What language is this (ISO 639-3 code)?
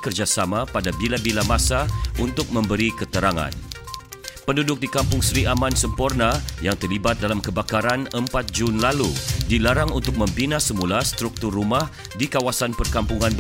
msa